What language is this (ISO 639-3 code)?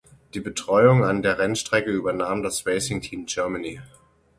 deu